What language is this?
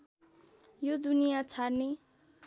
Nepali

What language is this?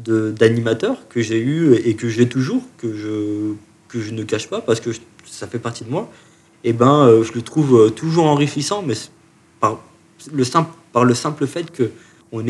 French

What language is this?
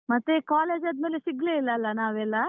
Kannada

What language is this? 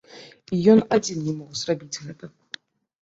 Belarusian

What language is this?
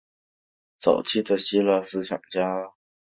Chinese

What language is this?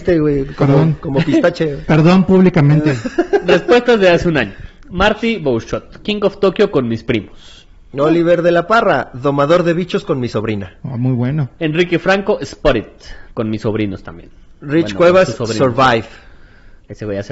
Spanish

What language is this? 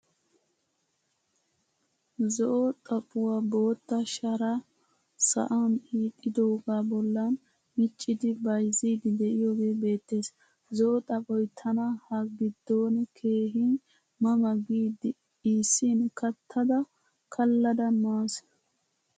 Wolaytta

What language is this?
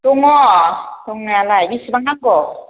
Bodo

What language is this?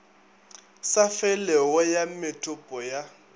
Northern Sotho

